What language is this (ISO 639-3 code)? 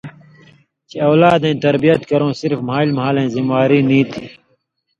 mvy